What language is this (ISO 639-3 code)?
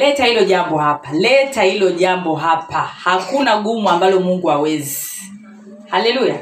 swa